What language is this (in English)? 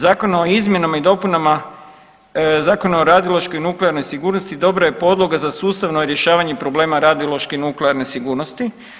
Croatian